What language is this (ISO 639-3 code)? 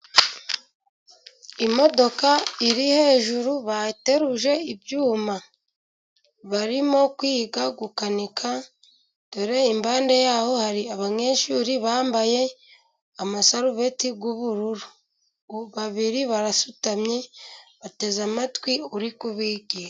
kin